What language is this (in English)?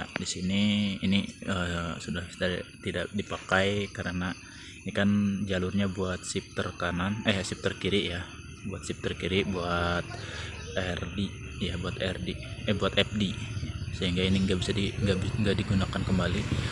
Indonesian